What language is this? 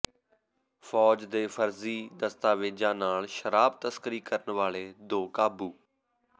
Punjabi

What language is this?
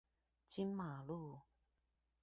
Chinese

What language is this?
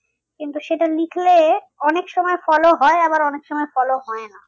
Bangla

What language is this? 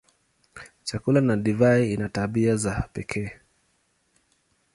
Swahili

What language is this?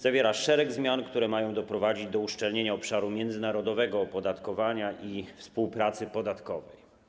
Polish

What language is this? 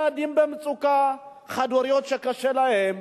Hebrew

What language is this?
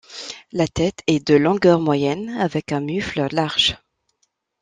French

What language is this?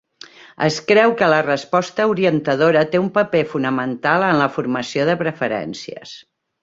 Catalan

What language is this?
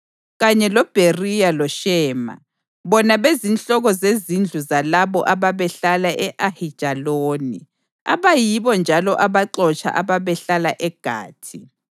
North Ndebele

